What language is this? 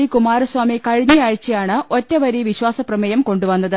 Malayalam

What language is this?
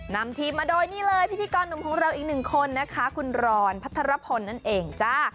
Thai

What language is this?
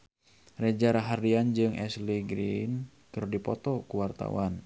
Sundanese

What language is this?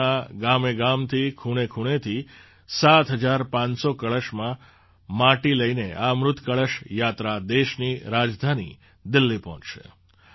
Gujarati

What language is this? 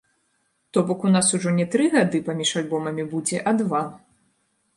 Belarusian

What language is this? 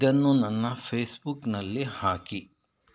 Kannada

